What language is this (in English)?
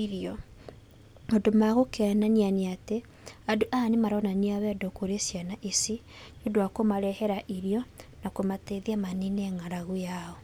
Kikuyu